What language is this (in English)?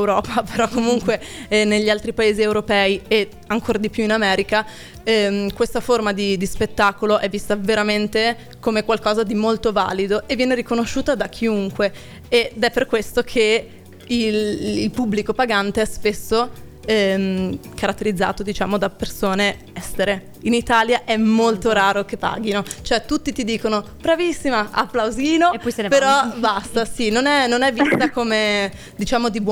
Italian